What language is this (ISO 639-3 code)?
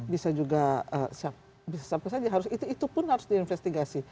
ind